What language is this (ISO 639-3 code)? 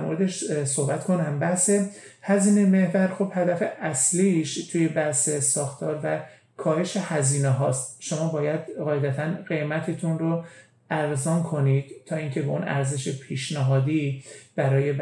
fas